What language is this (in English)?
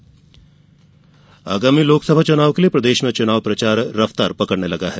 Hindi